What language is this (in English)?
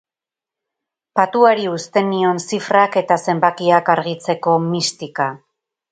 Basque